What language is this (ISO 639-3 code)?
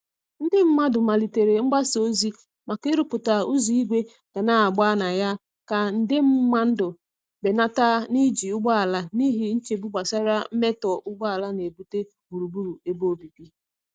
ibo